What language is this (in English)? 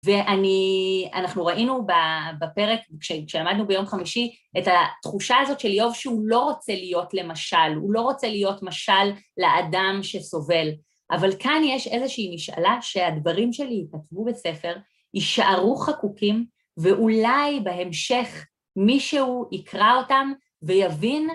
Hebrew